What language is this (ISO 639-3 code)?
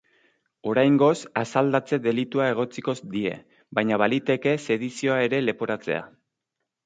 eus